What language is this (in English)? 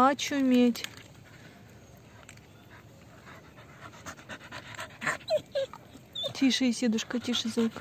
Russian